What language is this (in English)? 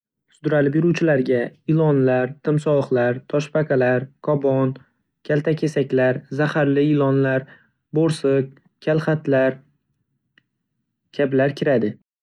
Uzbek